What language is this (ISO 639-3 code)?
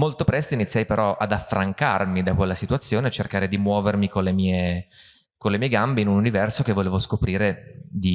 ita